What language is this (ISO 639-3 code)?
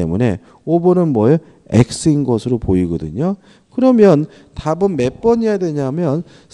kor